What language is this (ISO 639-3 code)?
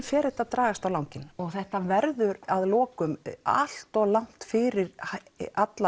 isl